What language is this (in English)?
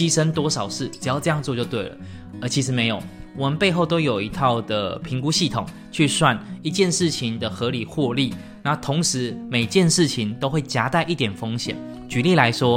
Chinese